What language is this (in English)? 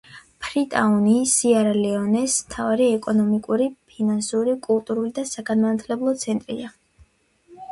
Georgian